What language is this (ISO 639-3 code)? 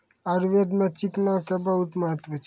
mai